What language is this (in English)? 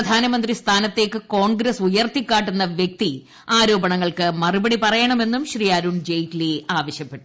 Malayalam